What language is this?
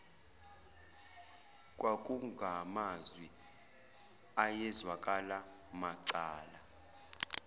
Zulu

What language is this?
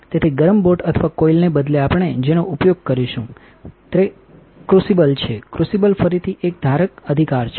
Gujarati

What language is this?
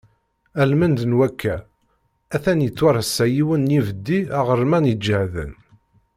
Kabyle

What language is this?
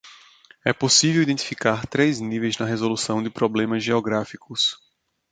Portuguese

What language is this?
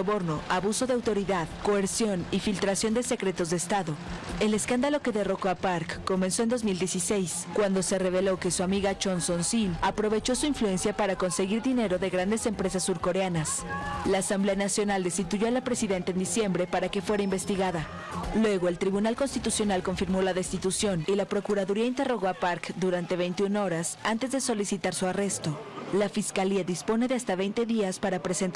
Spanish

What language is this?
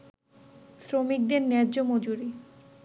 Bangla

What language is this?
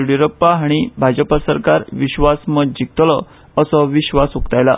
Konkani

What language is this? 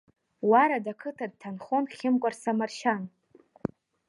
Abkhazian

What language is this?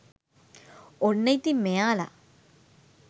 Sinhala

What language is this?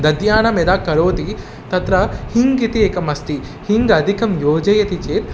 Sanskrit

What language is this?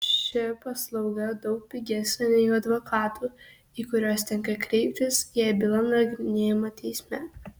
Lithuanian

